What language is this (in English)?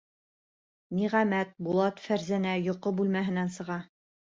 Bashkir